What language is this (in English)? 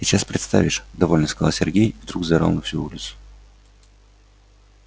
Russian